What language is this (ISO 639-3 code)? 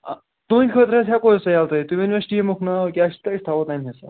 kas